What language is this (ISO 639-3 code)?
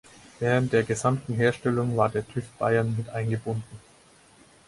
deu